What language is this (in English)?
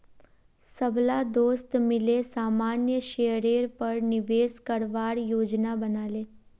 Magahi